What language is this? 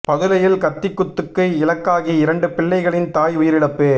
Tamil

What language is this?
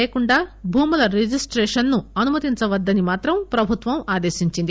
Telugu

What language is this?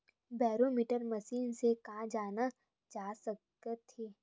Chhattisgarhi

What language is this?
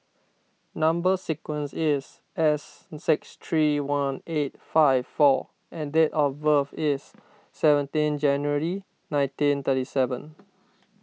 English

